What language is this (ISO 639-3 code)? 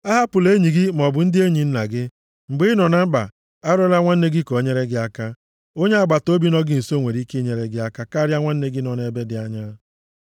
ibo